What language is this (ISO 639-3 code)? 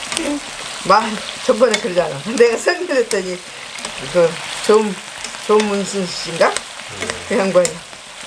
kor